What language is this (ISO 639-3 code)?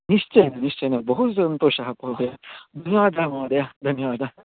san